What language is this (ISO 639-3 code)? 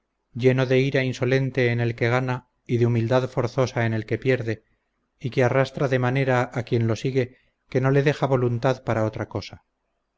spa